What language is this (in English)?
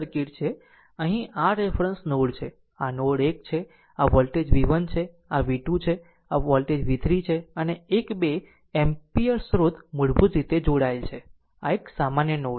Gujarati